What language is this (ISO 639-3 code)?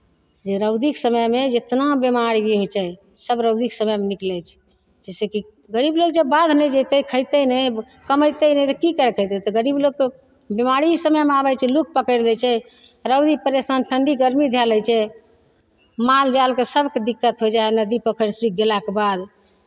mai